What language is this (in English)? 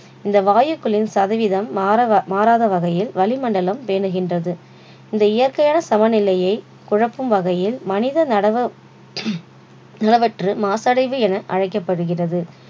Tamil